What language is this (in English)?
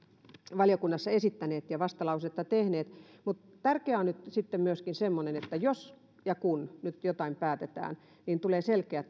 Finnish